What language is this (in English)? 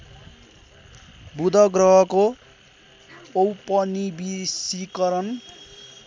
Nepali